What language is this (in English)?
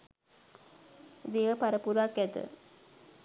Sinhala